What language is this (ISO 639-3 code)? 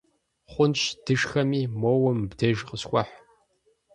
kbd